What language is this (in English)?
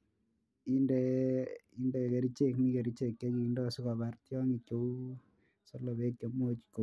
Kalenjin